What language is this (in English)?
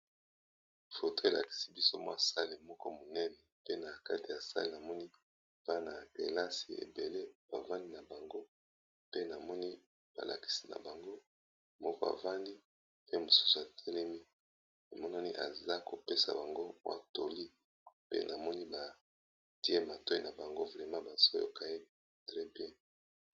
Lingala